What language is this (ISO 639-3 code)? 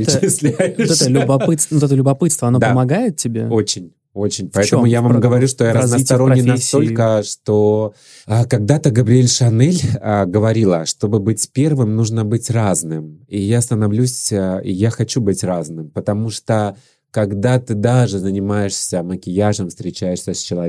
rus